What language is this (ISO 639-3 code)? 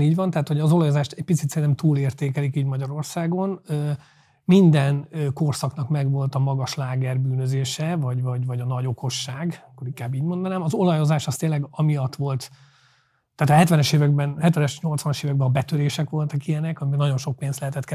hun